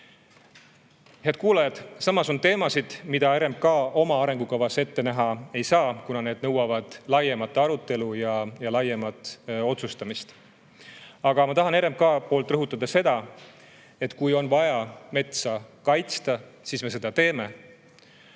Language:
Estonian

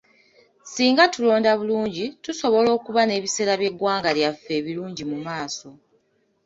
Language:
Ganda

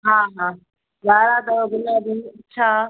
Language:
Sindhi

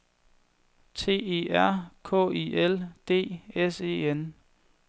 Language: Danish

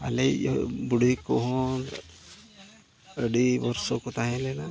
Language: Santali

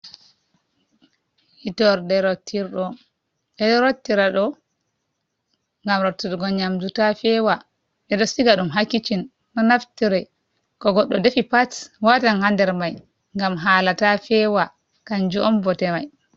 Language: Fula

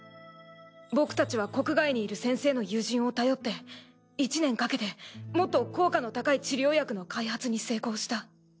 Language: Japanese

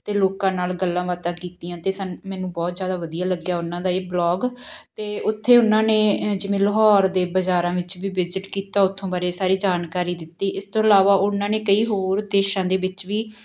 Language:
Punjabi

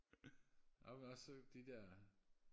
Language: Danish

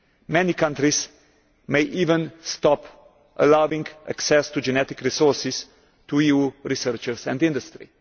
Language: English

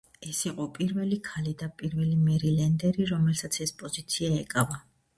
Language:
Georgian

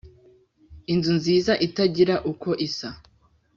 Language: Kinyarwanda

